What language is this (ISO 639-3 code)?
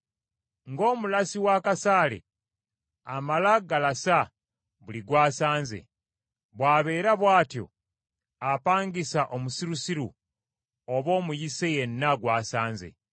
lug